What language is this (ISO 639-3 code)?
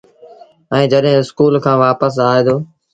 sbn